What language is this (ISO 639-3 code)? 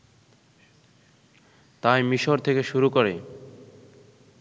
ben